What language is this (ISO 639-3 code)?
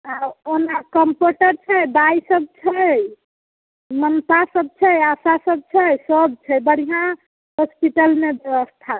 mai